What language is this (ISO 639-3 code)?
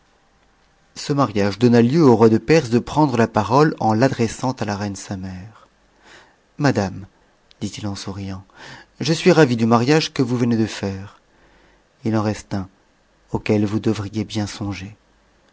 fra